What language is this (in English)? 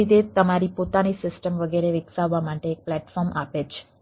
Gujarati